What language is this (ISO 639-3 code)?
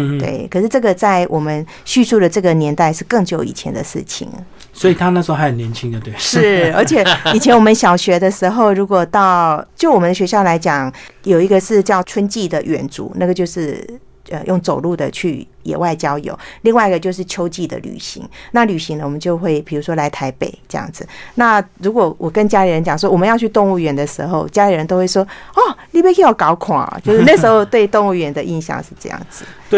zho